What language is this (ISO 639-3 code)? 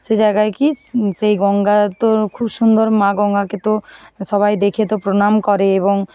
ben